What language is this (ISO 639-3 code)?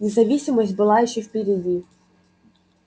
rus